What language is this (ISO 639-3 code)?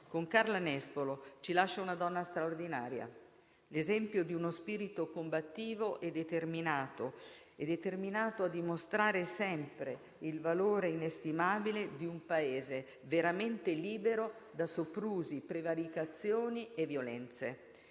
ita